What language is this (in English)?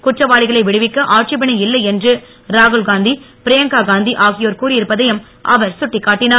Tamil